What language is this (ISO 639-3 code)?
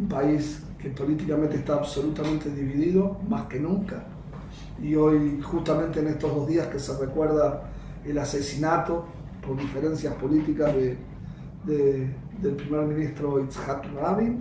spa